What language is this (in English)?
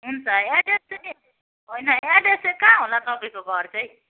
Nepali